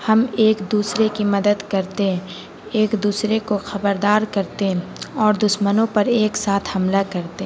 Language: Urdu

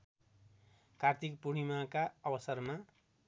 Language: Nepali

